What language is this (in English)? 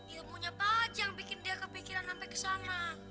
Indonesian